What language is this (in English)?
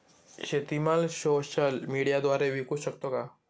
Marathi